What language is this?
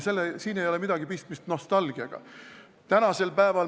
Estonian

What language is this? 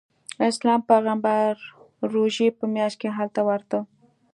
Pashto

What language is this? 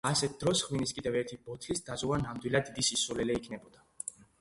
Georgian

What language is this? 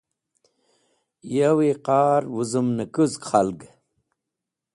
Wakhi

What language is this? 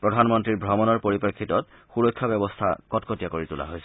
Assamese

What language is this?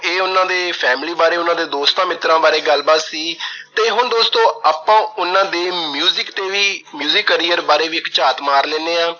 Punjabi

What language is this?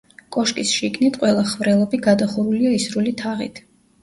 Georgian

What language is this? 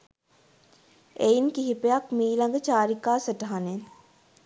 Sinhala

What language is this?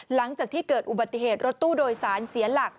Thai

